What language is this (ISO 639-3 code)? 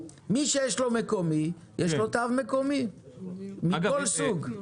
heb